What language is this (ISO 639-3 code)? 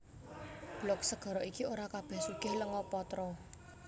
jav